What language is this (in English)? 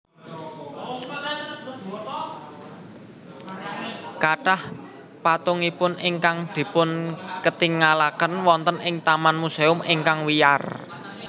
Javanese